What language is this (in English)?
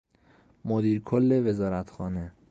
Persian